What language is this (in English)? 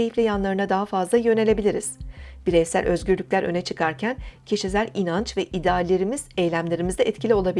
Turkish